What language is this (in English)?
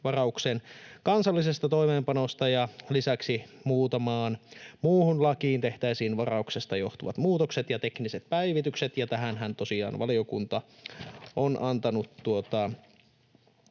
Finnish